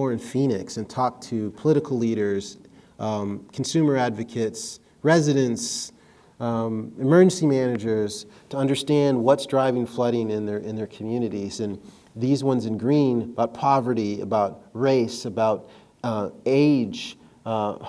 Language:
English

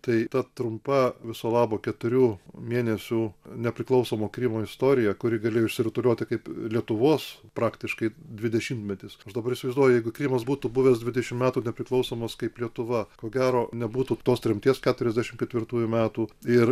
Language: Lithuanian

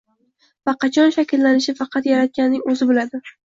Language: Uzbek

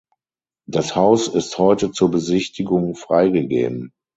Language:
German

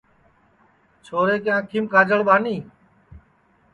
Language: Sansi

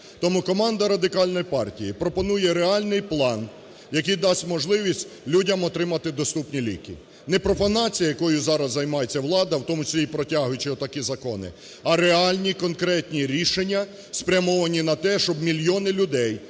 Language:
Ukrainian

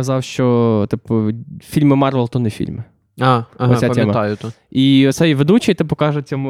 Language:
Ukrainian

